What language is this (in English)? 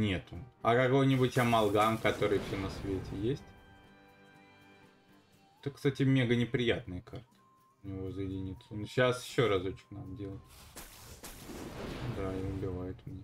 Russian